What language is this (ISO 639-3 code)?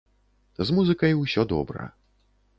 bel